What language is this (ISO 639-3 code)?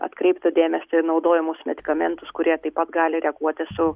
lit